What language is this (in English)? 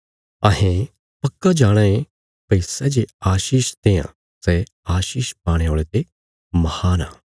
Bilaspuri